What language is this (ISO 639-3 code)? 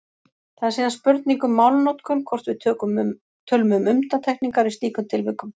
isl